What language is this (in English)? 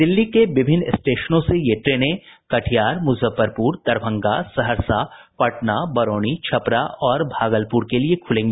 Hindi